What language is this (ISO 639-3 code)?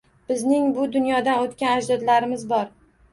uzb